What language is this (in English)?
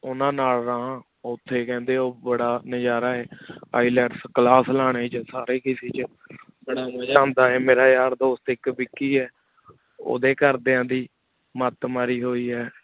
Punjabi